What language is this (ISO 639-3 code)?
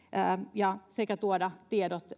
fin